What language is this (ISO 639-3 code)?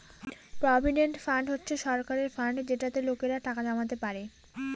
ben